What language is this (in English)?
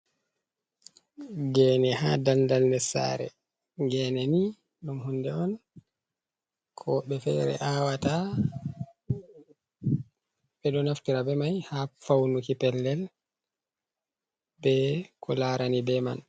Fula